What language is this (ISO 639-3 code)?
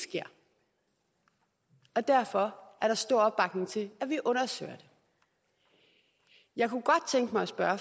dan